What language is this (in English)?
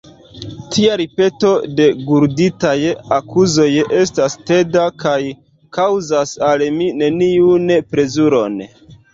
Esperanto